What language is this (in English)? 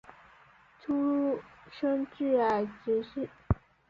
Chinese